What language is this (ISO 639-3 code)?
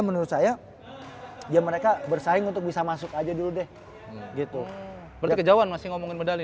ind